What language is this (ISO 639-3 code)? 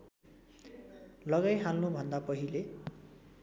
nep